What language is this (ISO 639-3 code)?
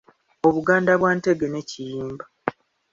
lug